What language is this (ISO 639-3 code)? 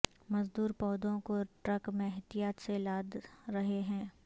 urd